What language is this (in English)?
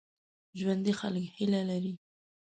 Pashto